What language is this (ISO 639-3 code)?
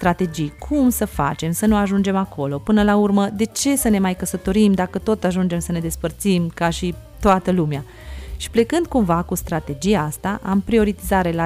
ron